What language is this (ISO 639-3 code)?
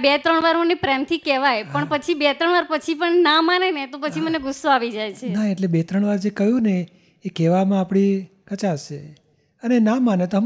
guj